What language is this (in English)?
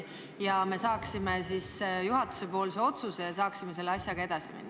Estonian